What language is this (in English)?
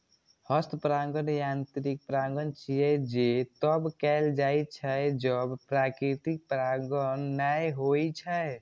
Maithili